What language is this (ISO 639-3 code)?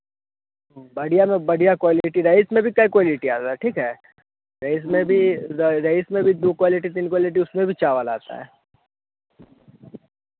hin